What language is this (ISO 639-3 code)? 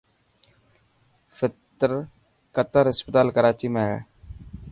mki